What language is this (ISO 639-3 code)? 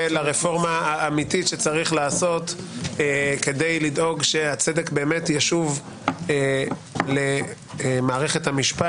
heb